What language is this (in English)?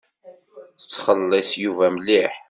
Kabyle